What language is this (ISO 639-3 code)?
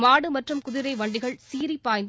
tam